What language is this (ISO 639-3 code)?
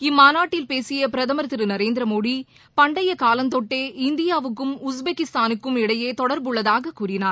tam